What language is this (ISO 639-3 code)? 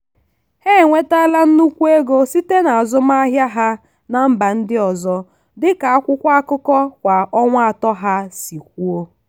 ibo